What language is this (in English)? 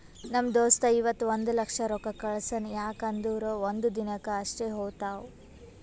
Kannada